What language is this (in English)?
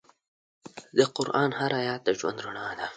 Pashto